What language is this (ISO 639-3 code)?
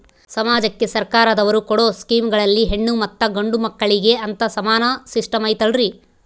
kan